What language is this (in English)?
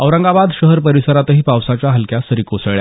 Marathi